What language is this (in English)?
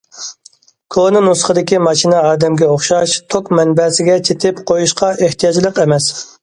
Uyghur